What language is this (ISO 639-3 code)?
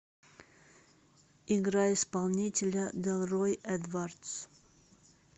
rus